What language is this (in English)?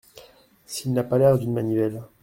French